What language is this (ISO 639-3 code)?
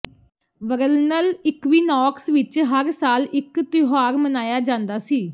pan